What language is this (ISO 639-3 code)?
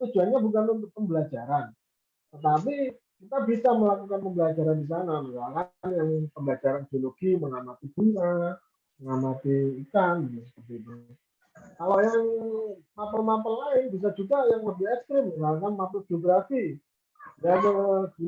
ind